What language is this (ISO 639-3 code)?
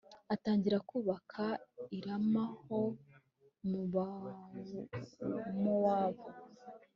kin